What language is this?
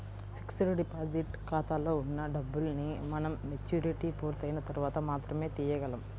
Telugu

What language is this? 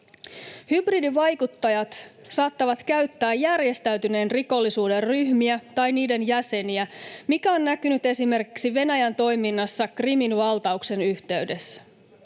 Finnish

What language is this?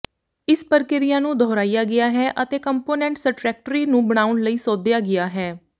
Punjabi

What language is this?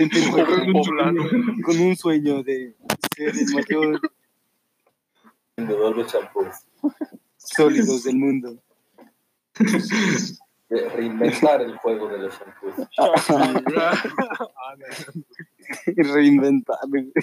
Spanish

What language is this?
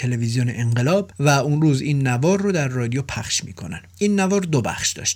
Persian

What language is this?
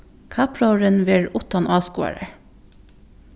Faroese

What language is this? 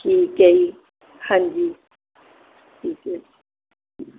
Punjabi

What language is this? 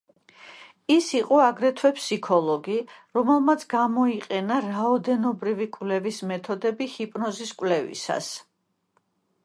Georgian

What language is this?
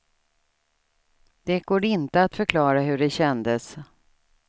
Swedish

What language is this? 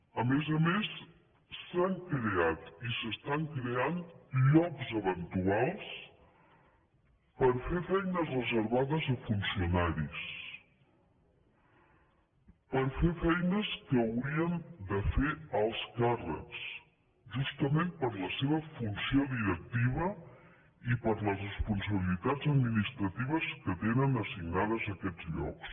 Catalan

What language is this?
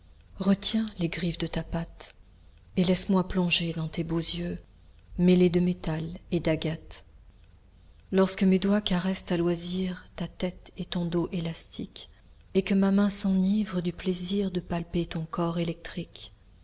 French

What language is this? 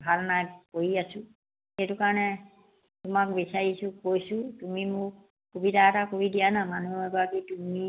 Assamese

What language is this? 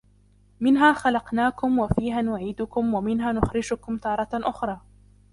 Arabic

